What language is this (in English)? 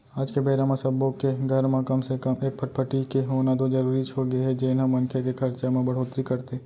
Chhattisgarhi